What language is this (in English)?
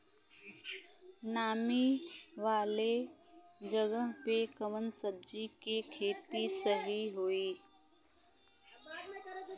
Bhojpuri